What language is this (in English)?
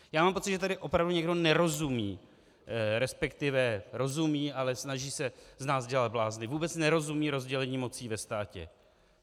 Czech